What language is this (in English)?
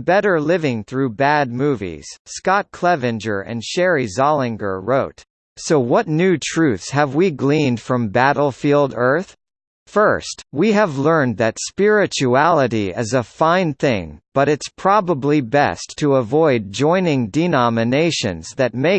English